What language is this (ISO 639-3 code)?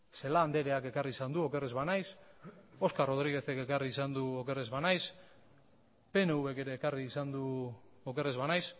eus